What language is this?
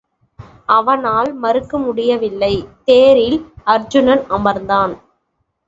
Tamil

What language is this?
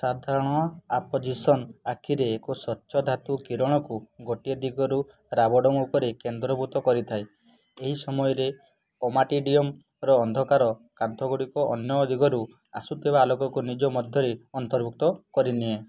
Odia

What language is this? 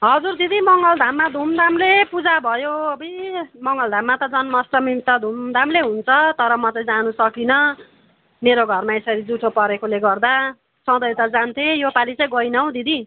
Nepali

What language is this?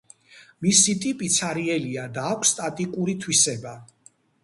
Georgian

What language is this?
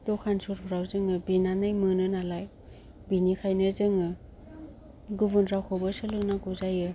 Bodo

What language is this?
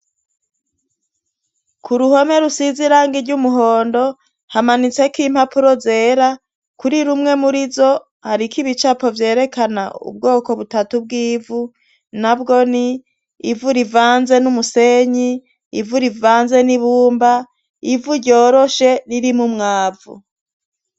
Rundi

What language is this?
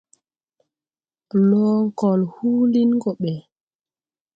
Tupuri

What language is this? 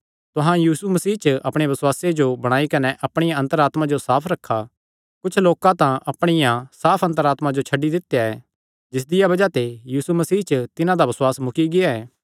Kangri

